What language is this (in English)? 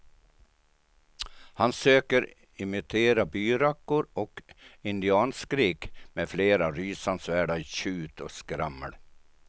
Swedish